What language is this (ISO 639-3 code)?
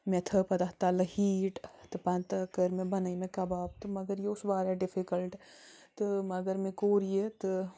kas